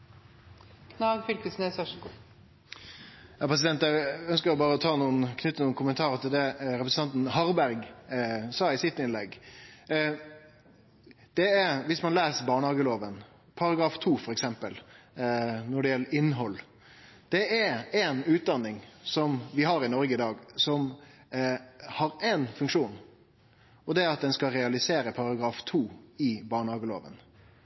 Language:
Norwegian Nynorsk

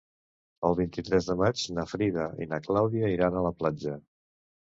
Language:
Catalan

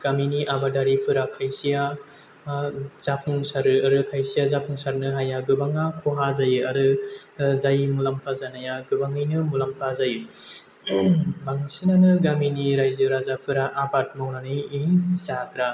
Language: Bodo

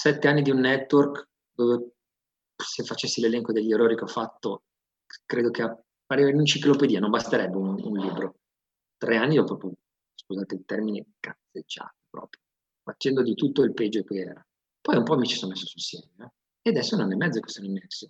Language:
Italian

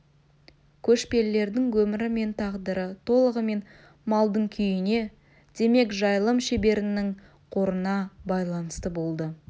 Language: Kazakh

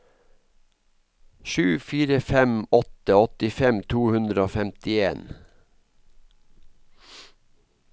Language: Norwegian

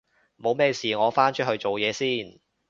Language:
Cantonese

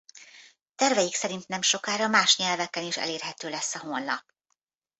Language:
Hungarian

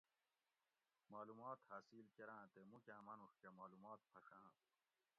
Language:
Gawri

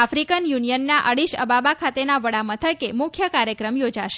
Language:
Gujarati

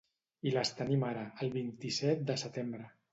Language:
Catalan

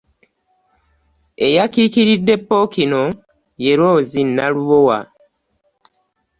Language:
Ganda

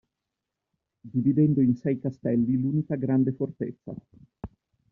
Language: Italian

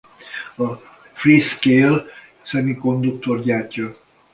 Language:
Hungarian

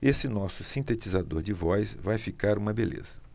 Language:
Portuguese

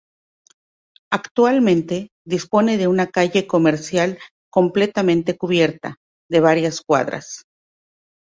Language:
Spanish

